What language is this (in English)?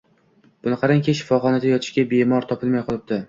Uzbek